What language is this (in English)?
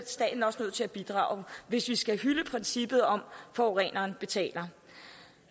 Danish